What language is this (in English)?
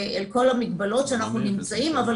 Hebrew